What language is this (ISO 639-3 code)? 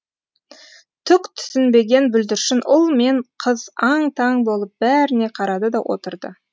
kaz